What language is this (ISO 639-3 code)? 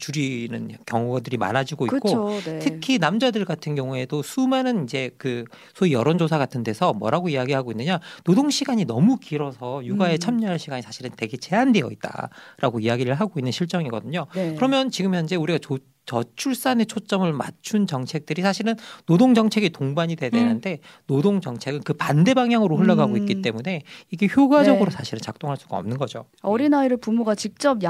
kor